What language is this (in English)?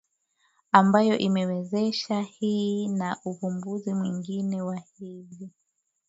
Swahili